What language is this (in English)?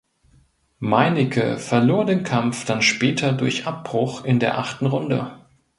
German